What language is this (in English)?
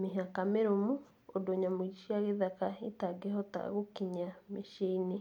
Kikuyu